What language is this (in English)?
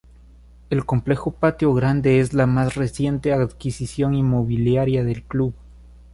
Spanish